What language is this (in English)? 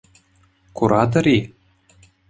Chuvash